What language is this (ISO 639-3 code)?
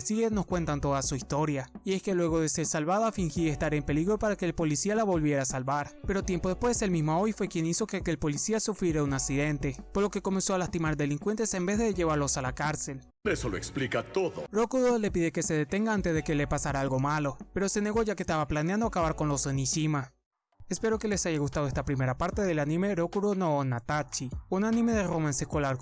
spa